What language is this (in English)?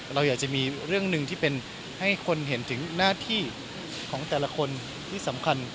Thai